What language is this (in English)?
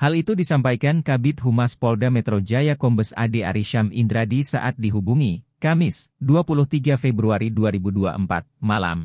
Indonesian